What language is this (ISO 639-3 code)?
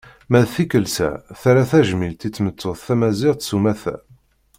kab